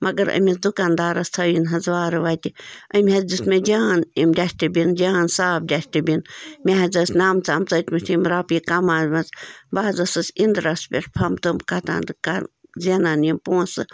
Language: Kashmiri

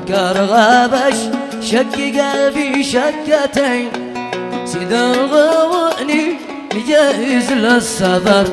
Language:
Arabic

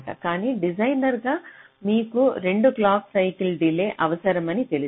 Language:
Telugu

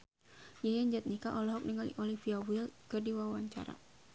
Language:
Sundanese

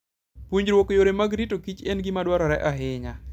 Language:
Luo (Kenya and Tanzania)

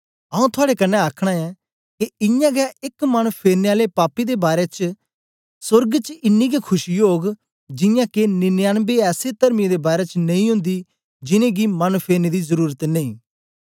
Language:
Dogri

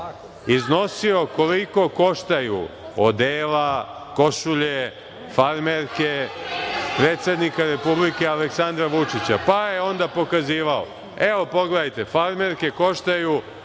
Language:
Serbian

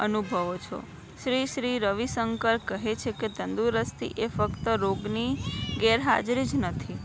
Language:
Gujarati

